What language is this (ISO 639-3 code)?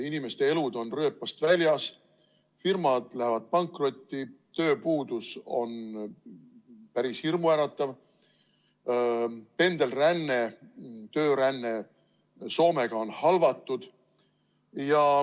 est